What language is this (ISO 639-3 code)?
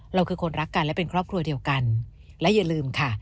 tha